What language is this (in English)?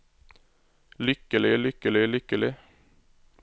Norwegian